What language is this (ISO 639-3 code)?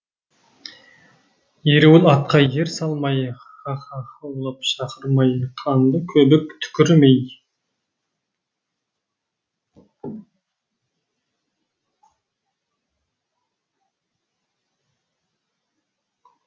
kaz